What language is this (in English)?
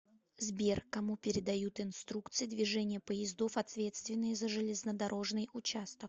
Russian